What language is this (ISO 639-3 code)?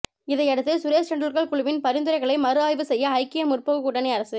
tam